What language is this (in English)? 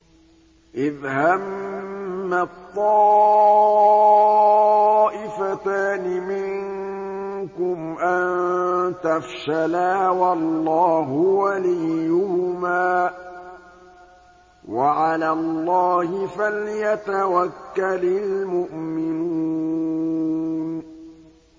Arabic